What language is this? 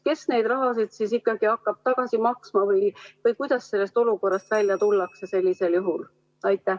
Estonian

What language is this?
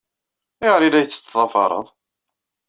Kabyle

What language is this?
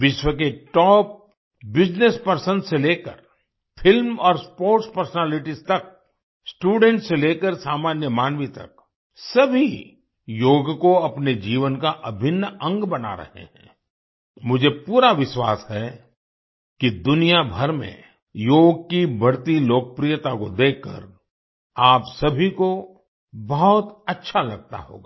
Hindi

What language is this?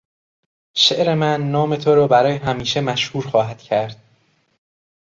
Persian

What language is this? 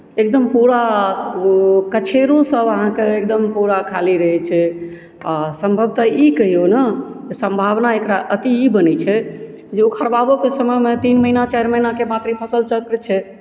Maithili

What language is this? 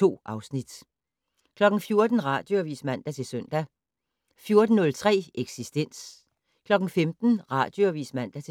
Danish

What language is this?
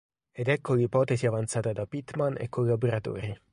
Italian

